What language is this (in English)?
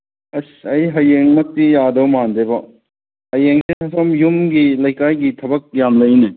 Manipuri